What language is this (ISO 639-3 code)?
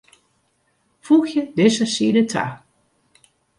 fry